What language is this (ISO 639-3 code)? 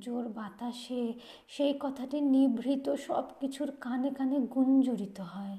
ben